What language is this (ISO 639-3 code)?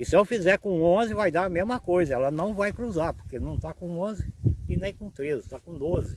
por